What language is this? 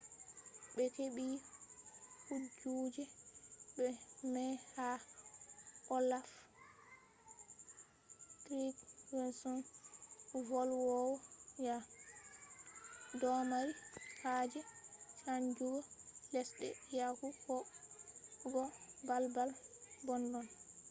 Fula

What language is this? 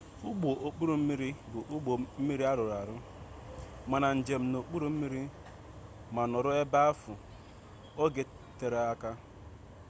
Igbo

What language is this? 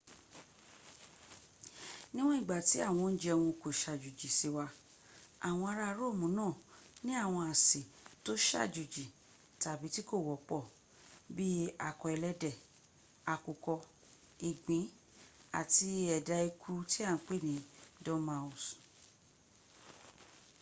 Yoruba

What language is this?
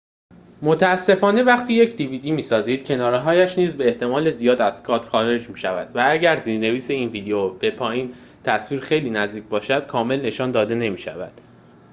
Persian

